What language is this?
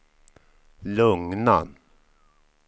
Swedish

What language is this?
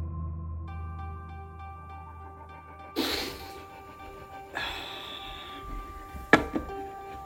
Danish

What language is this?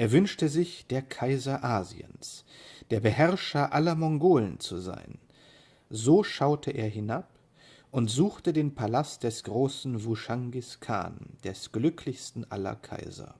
German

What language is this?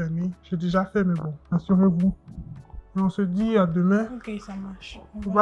French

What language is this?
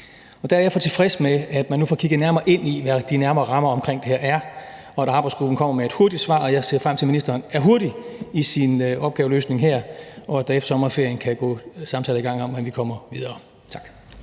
Danish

